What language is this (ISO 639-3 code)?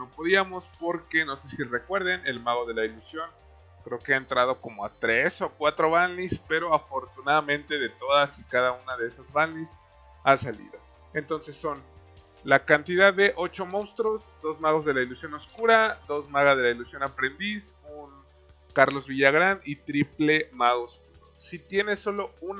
spa